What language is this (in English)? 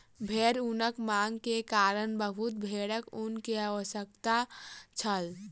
Maithili